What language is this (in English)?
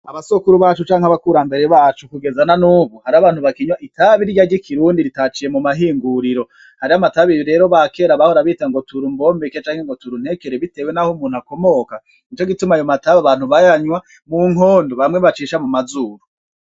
Rundi